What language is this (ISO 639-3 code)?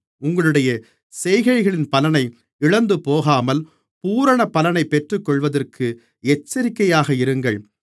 tam